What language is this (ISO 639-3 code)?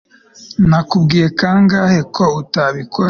kin